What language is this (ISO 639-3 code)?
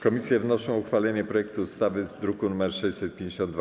pol